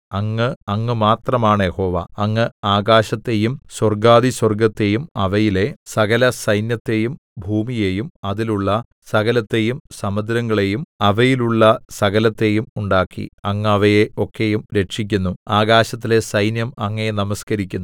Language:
Malayalam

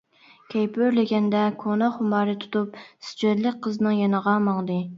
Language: Uyghur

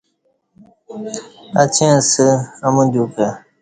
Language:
Kati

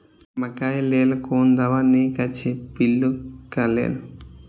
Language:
Maithili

